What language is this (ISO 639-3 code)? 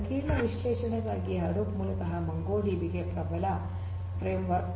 kan